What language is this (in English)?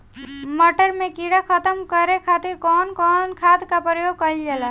Bhojpuri